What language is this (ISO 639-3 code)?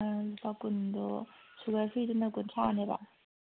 mni